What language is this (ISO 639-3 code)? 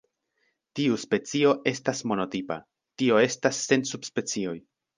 epo